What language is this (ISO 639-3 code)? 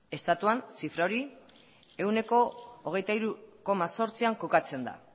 eus